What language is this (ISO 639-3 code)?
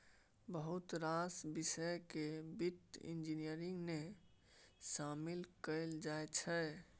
mai